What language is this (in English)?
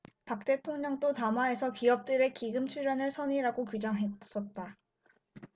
Korean